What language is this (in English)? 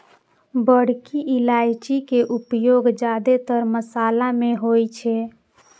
Maithili